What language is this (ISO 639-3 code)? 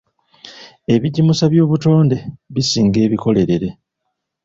lug